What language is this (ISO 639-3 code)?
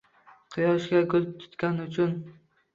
uzb